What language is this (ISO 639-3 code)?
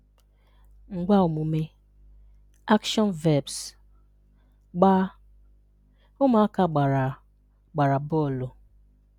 ibo